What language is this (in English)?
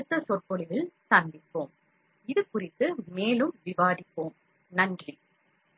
Tamil